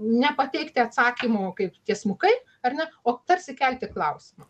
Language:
Lithuanian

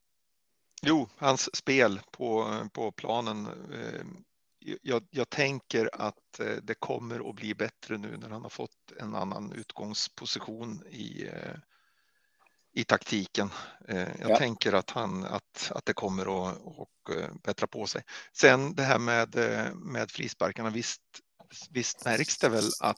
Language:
Swedish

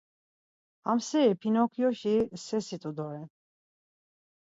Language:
Laz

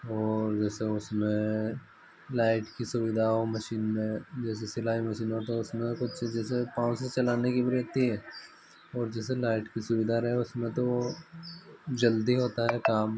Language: Hindi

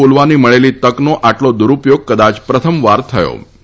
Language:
Gujarati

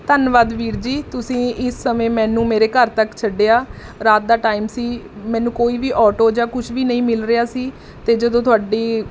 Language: Punjabi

